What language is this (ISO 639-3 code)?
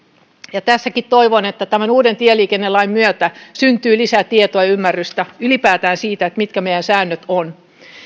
fin